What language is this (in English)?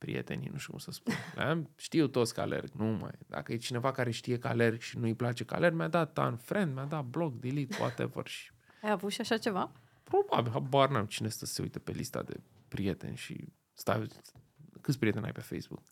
Romanian